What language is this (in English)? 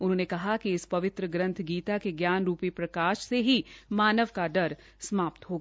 Hindi